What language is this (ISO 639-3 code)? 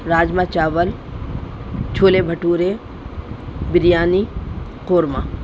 urd